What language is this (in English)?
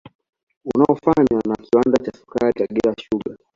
Swahili